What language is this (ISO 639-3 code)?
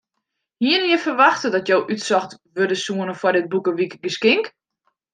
fry